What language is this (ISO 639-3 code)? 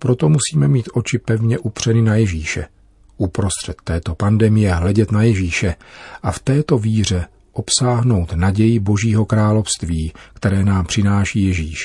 ces